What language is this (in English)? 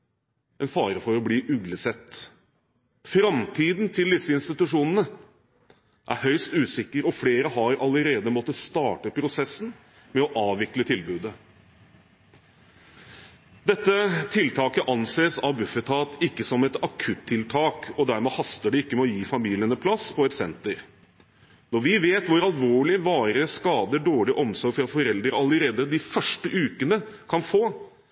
Norwegian Bokmål